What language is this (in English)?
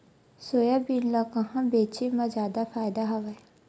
Chhattisgarhi